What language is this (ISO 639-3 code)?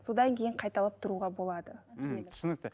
kaz